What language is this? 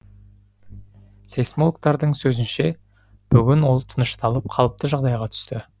Kazakh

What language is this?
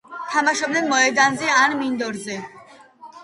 Georgian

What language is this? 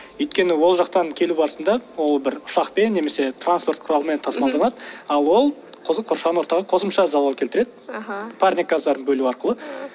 Kazakh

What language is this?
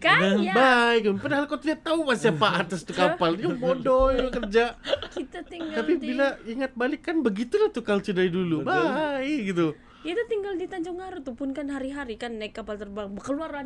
Malay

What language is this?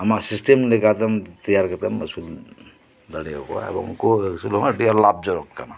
Santali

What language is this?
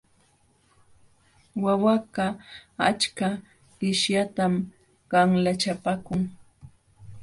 Jauja Wanca Quechua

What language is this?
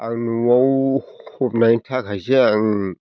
Bodo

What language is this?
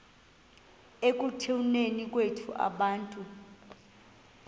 Xhosa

